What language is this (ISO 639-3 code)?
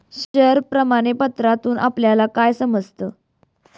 mar